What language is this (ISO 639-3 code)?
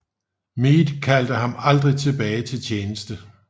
dan